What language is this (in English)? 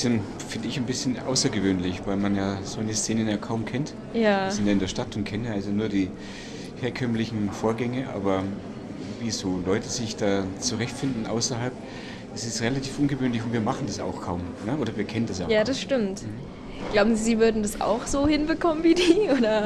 German